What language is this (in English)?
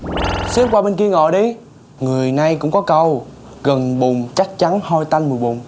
Vietnamese